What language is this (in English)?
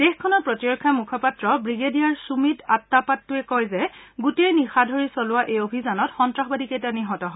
Assamese